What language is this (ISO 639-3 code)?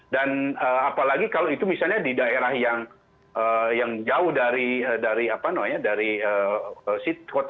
ind